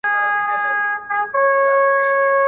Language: Pashto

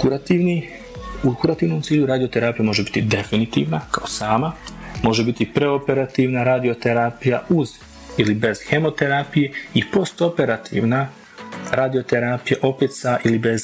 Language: Croatian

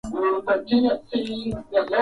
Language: Swahili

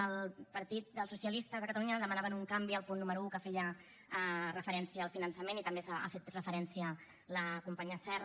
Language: Catalan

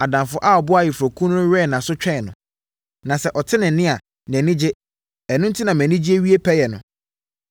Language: Akan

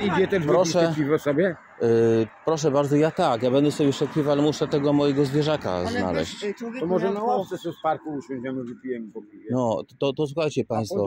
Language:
Polish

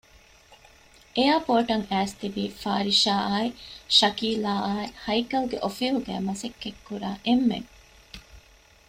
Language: Divehi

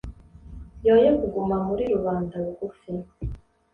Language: Kinyarwanda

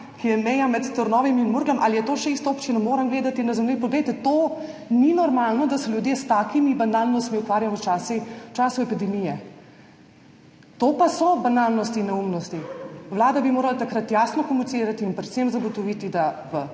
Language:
Slovenian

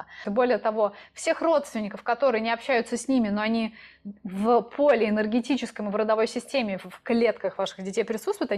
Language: Russian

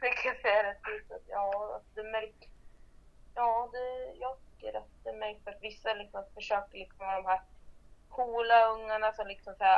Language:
Swedish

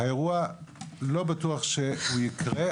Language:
Hebrew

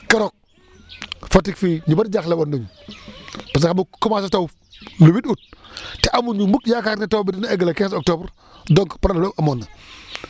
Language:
Wolof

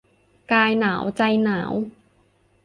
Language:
Thai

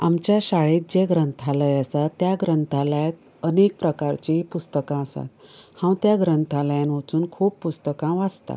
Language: Konkani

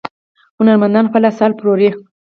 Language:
Pashto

